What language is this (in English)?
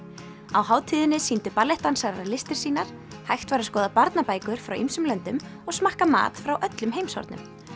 Icelandic